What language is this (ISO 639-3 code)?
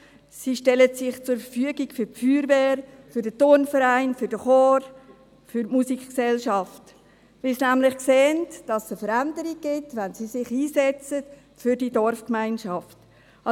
gsw